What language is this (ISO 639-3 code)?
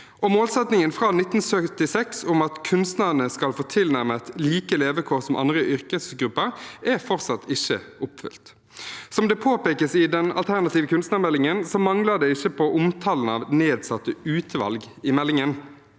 nor